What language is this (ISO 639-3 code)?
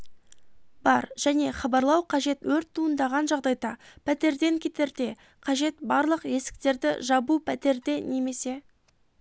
kaz